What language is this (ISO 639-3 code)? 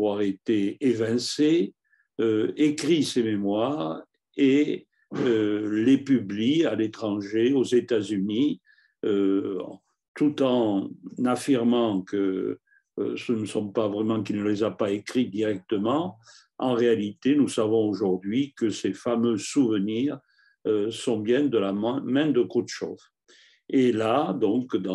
fra